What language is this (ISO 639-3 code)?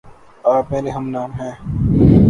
urd